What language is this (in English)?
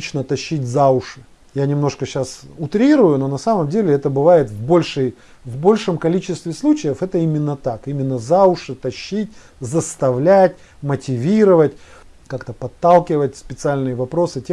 Russian